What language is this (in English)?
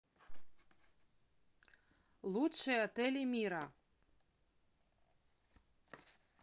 Russian